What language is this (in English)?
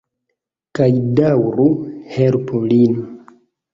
Esperanto